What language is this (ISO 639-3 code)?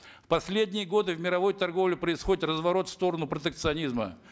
kaz